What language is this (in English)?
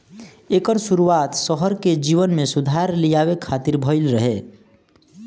Bhojpuri